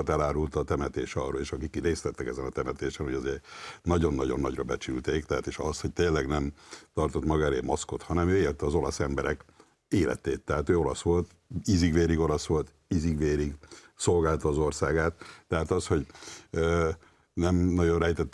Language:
Hungarian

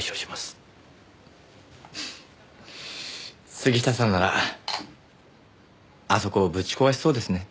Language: Japanese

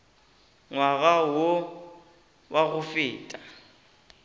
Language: Northern Sotho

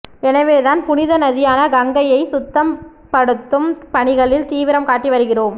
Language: Tamil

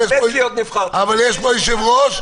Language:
Hebrew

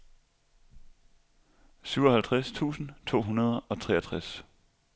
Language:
Danish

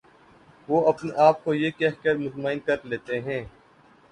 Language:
Urdu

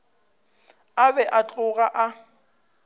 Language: Northern Sotho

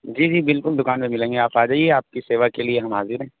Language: Urdu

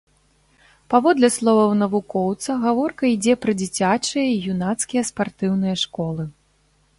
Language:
Belarusian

